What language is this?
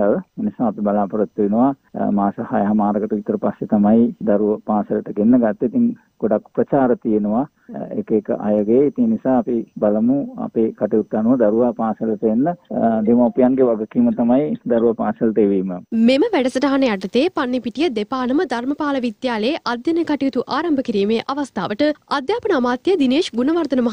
Hindi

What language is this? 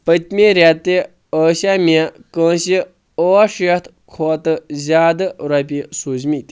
Kashmiri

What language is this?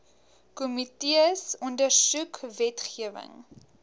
Afrikaans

